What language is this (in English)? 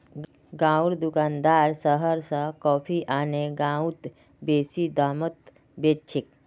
Magahi